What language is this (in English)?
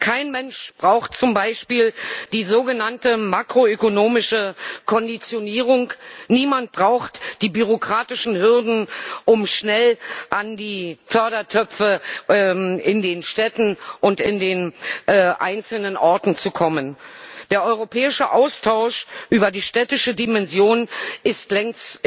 German